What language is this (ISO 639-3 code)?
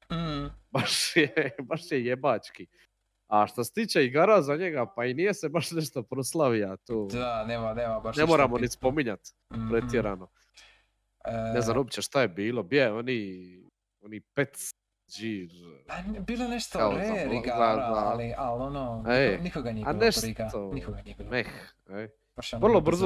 hrv